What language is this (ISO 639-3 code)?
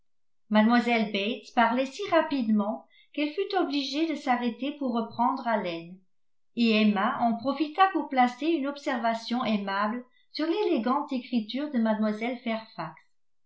fra